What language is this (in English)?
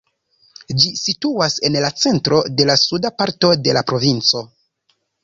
Esperanto